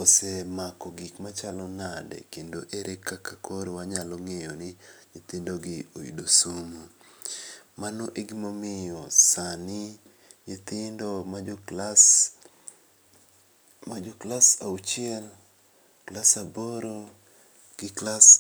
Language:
Luo (Kenya and Tanzania)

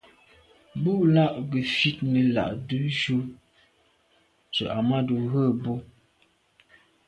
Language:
Medumba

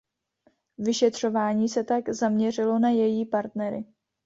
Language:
Czech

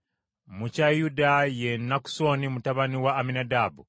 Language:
Ganda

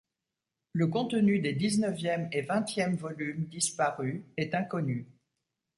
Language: French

